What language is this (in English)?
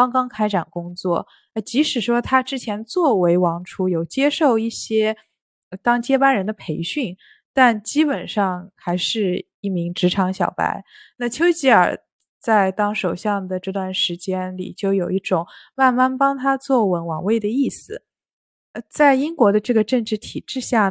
Chinese